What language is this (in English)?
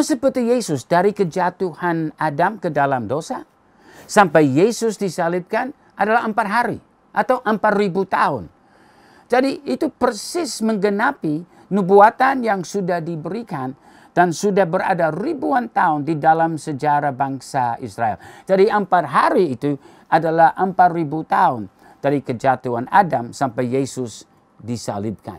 Indonesian